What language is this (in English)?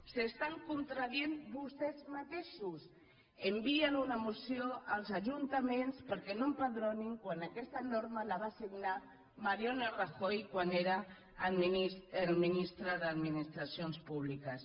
Catalan